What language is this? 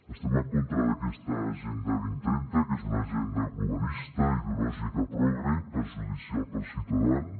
Catalan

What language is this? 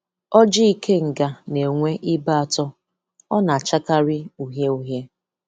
Igbo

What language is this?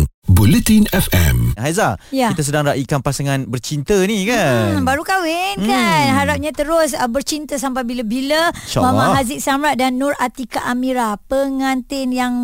Malay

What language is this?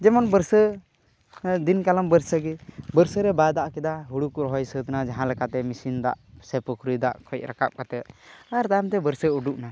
Santali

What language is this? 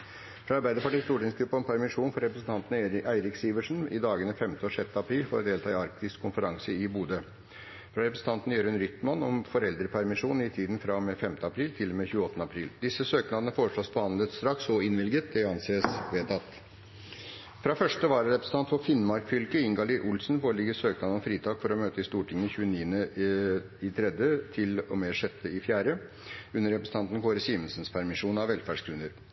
Norwegian Bokmål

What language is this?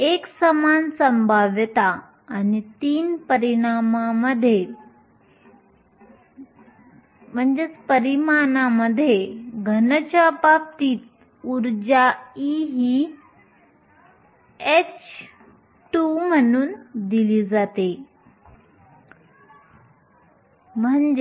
Marathi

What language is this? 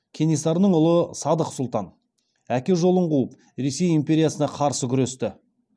Kazakh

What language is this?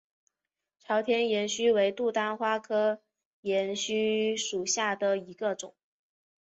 Chinese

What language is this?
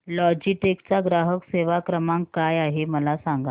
Marathi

